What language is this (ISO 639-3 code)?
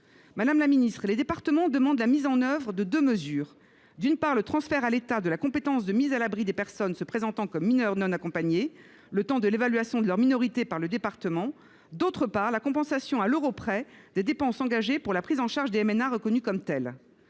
fra